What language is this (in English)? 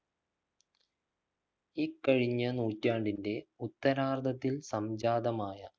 Malayalam